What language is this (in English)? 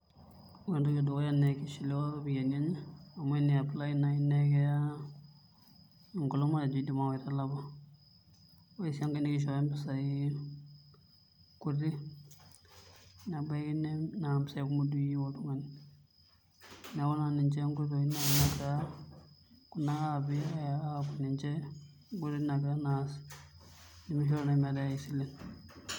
Masai